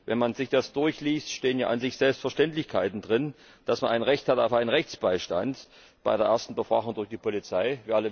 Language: German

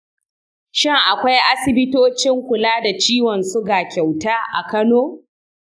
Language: Hausa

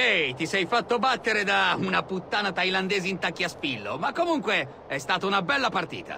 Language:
Italian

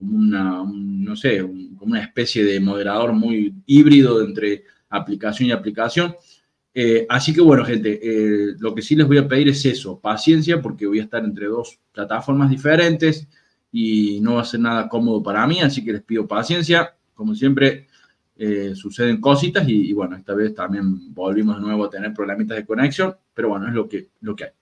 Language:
Spanish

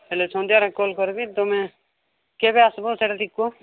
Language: Odia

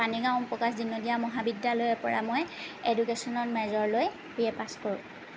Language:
Assamese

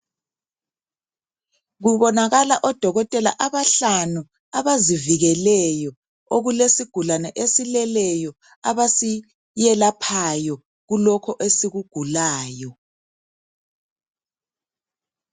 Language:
North Ndebele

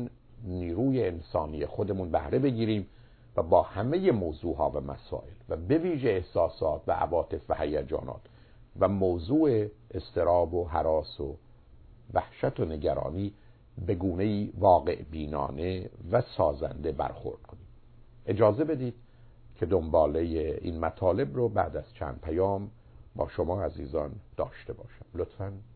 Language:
Persian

